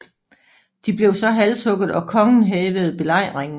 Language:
Danish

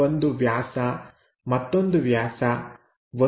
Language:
Kannada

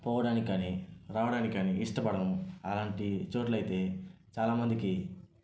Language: Telugu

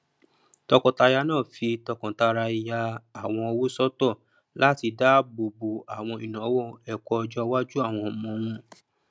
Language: Yoruba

